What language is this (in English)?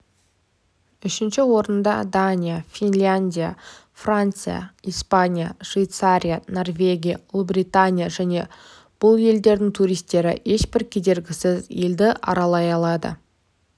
Kazakh